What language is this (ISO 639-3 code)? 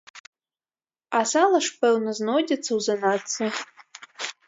bel